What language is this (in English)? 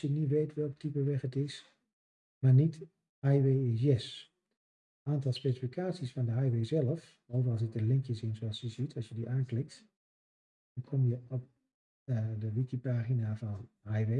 Dutch